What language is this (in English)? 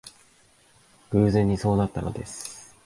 Japanese